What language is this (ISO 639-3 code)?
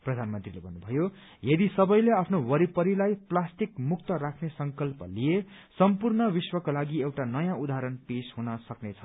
nep